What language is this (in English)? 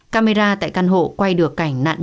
Vietnamese